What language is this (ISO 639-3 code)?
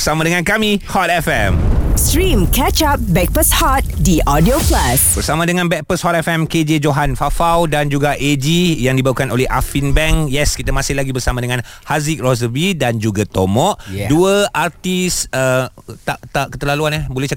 msa